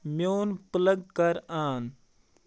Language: Kashmiri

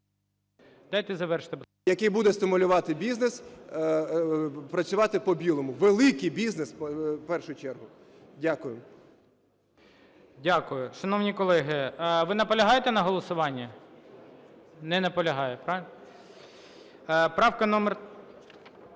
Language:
Ukrainian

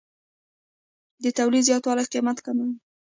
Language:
Pashto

